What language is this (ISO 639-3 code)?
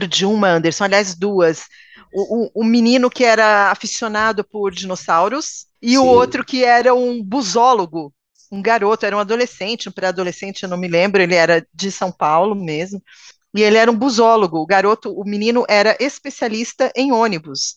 por